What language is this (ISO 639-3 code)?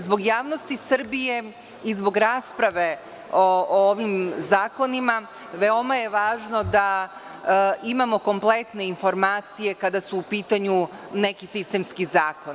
srp